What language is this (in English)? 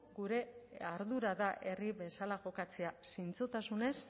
Basque